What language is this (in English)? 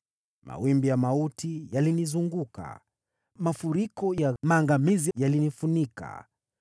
Swahili